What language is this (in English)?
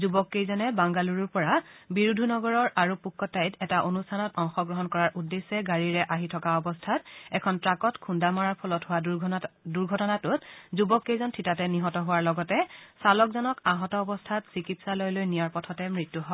Assamese